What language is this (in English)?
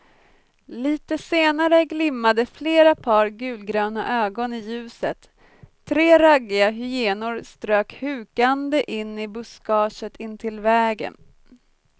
Swedish